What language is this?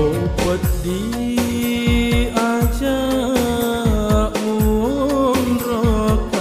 Arabic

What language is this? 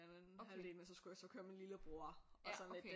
Danish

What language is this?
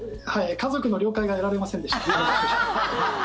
Japanese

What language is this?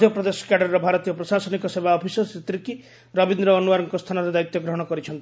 Odia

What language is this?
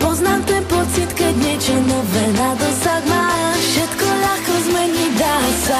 Slovak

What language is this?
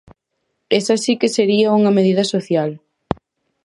Galician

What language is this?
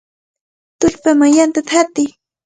Cajatambo North Lima Quechua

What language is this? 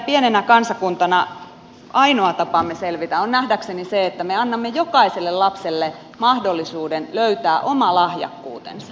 Finnish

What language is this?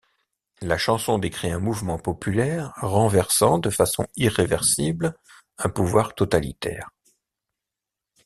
French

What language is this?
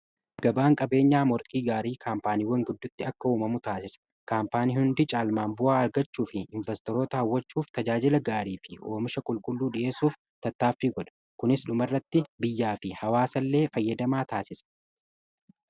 Oromo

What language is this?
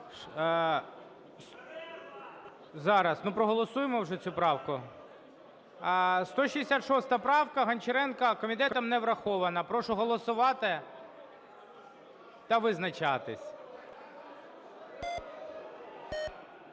Ukrainian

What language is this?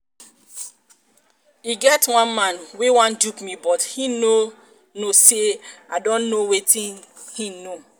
Nigerian Pidgin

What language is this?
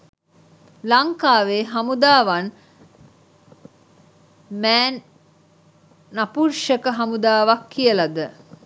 Sinhala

